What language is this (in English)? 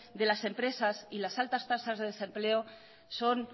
Spanish